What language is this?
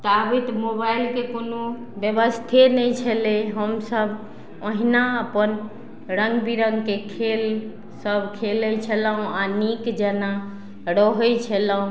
Maithili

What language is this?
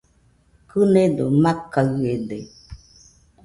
Nüpode Huitoto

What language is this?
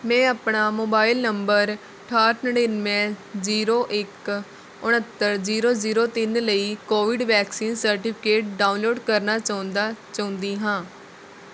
Punjabi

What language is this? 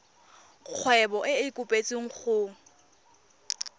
Tswana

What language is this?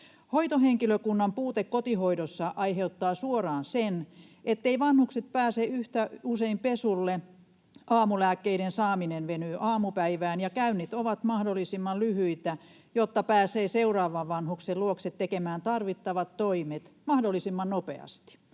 Finnish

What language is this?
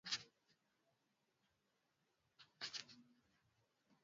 Swahili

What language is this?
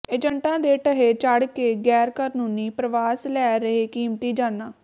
Punjabi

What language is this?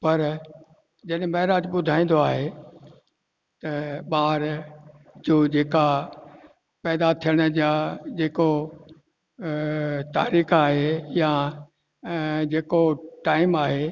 Sindhi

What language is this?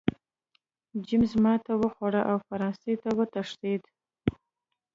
Pashto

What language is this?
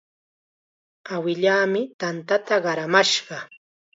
Chiquián Ancash Quechua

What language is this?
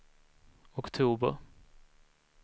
Swedish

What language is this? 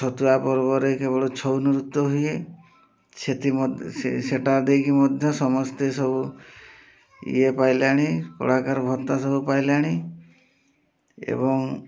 Odia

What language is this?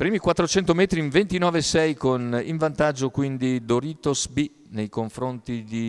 Italian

